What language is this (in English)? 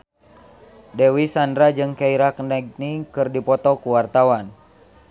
Sundanese